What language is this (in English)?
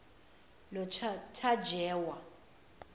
Zulu